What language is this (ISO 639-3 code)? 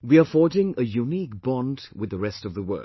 eng